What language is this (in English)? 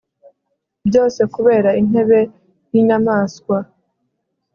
Kinyarwanda